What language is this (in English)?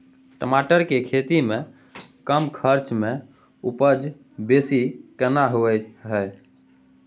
Maithili